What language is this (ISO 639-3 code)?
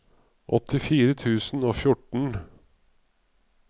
nor